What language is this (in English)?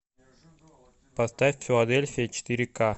Russian